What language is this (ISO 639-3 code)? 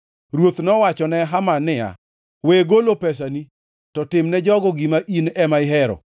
luo